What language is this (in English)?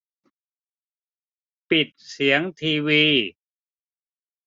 Thai